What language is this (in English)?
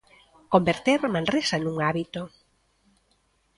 Galician